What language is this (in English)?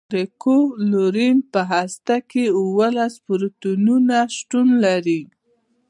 Pashto